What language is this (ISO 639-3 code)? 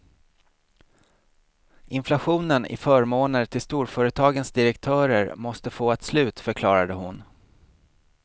swe